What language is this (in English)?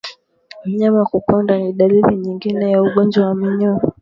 Swahili